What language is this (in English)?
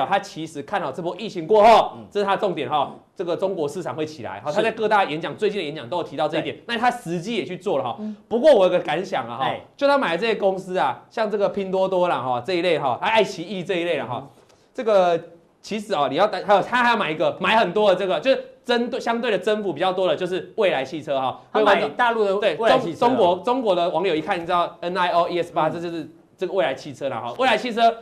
Chinese